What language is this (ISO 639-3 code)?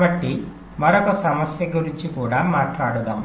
tel